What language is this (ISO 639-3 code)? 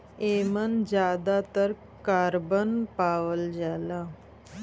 bho